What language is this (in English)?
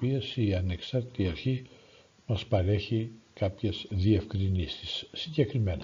Greek